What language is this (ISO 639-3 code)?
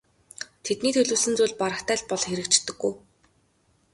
mon